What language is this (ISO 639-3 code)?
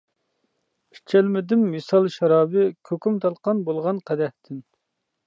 uig